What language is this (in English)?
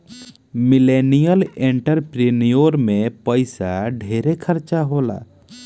Bhojpuri